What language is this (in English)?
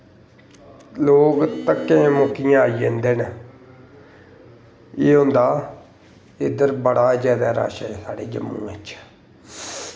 Dogri